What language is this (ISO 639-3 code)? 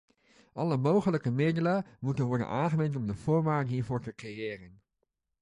nld